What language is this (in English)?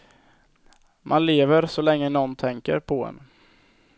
Swedish